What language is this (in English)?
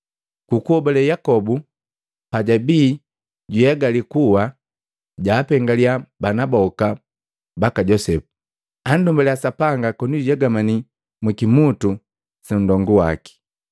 Matengo